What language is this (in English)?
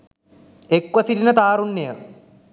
Sinhala